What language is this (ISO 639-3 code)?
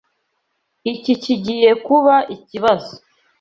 kin